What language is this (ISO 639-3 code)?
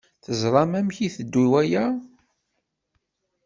kab